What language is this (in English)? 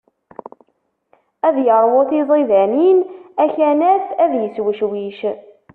Kabyle